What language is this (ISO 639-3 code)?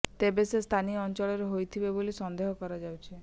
ori